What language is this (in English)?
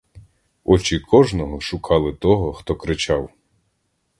Ukrainian